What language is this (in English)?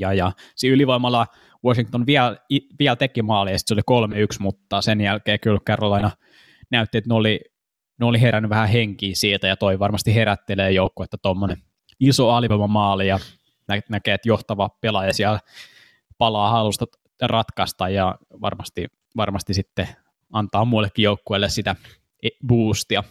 Finnish